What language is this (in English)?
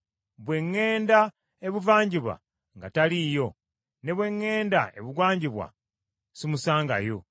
Ganda